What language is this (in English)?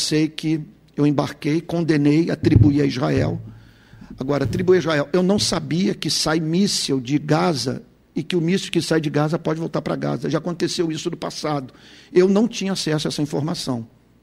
Portuguese